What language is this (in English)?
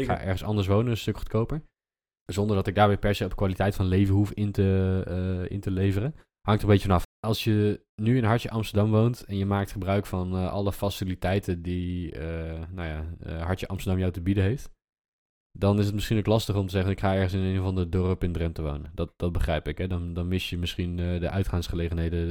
Dutch